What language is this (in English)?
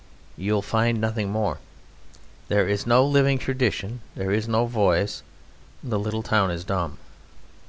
English